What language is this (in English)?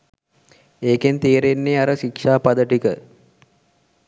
Sinhala